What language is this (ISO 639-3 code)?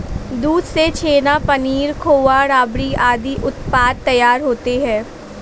hin